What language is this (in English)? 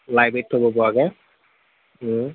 Assamese